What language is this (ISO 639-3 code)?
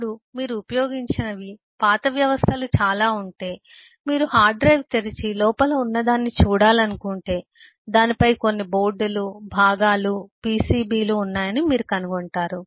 tel